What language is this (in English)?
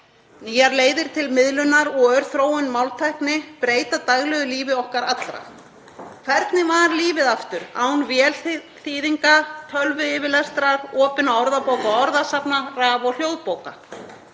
Icelandic